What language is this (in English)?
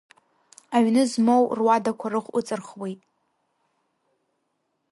Abkhazian